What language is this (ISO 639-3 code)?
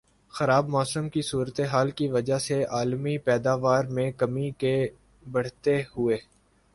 urd